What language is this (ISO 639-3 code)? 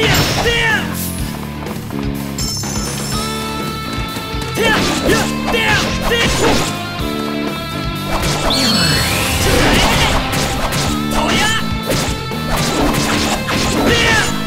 jpn